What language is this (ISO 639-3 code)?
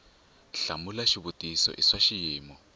tso